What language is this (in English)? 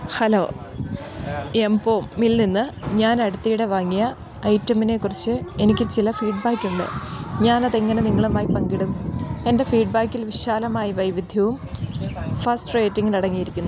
Malayalam